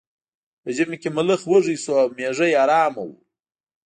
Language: Pashto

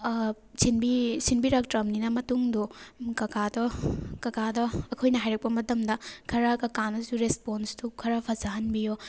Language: Manipuri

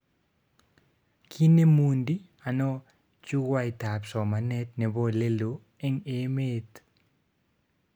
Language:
Kalenjin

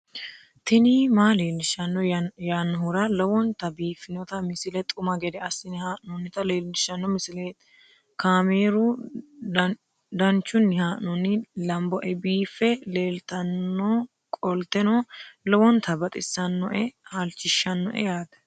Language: Sidamo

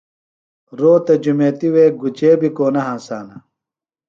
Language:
Phalura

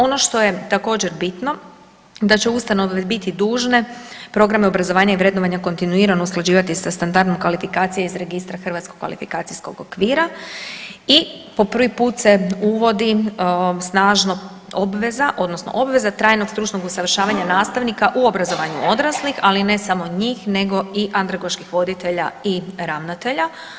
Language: Croatian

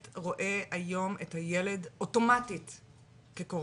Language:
Hebrew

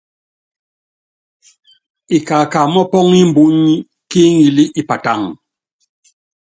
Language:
Yangben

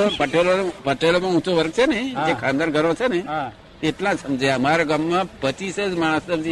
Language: Gujarati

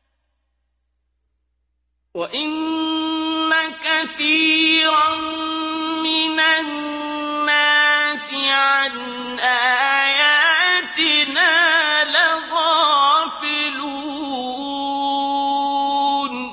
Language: Arabic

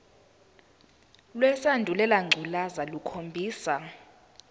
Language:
Zulu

